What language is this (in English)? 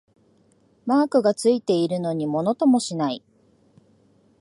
Japanese